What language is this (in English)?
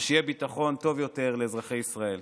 Hebrew